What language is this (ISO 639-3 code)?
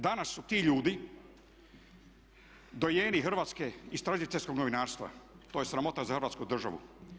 hrv